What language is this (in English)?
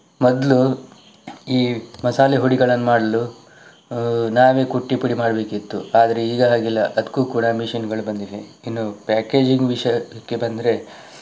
Kannada